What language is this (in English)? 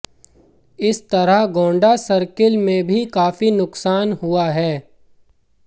Hindi